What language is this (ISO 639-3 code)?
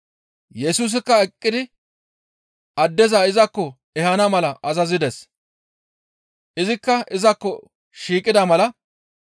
gmv